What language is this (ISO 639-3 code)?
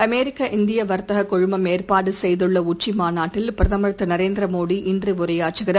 tam